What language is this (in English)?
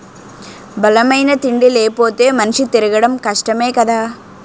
Telugu